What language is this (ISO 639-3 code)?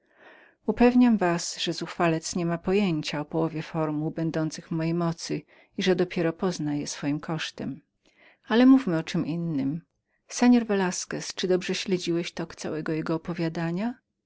pol